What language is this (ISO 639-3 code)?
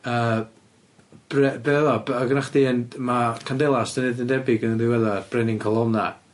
cym